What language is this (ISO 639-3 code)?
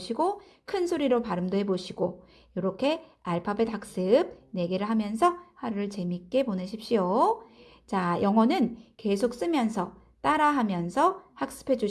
kor